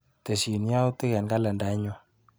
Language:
Kalenjin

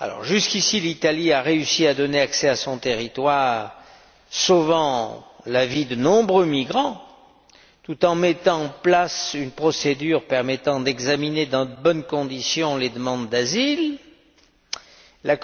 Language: French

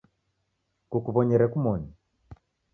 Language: Taita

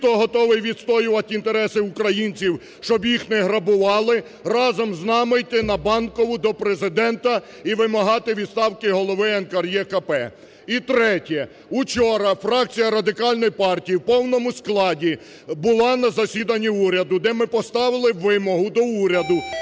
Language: Ukrainian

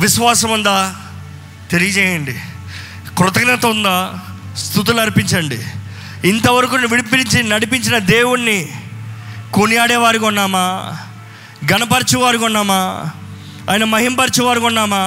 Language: Telugu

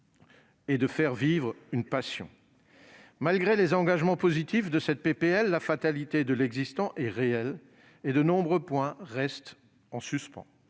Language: French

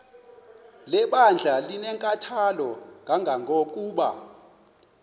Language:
Xhosa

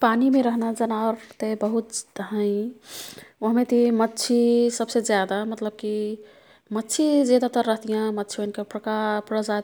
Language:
Kathoriya Tharu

